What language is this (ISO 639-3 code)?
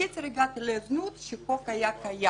heb